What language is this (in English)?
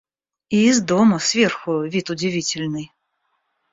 Russian